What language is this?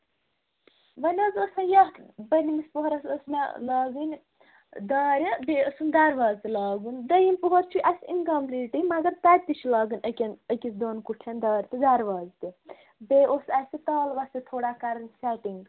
Kashmiri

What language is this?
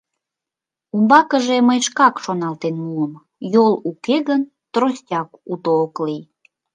Mari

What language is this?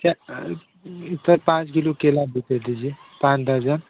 Hindi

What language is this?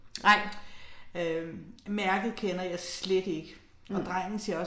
Danish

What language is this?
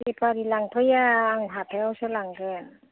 Bodo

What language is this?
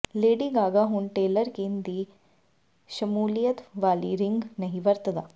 Punjabi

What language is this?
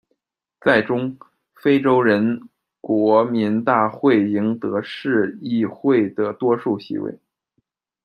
Chinese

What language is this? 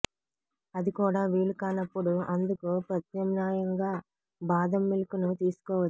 Telugu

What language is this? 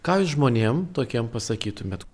Lithuanian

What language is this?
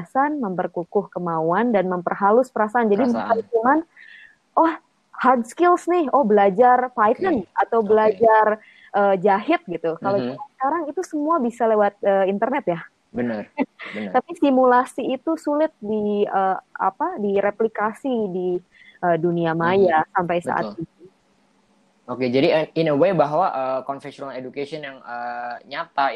Indonesian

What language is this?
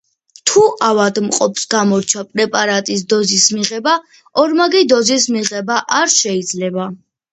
Georgian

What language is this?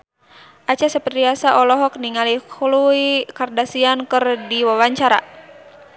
Sundanese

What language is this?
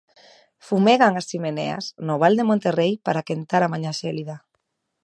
Galician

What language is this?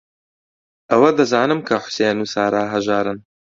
Central Kurdish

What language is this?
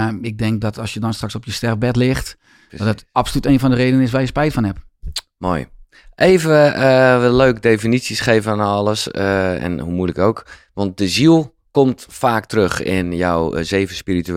Dutch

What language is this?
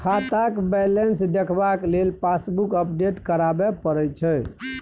Maithili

